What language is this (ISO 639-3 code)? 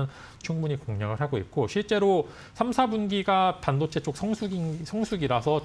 kor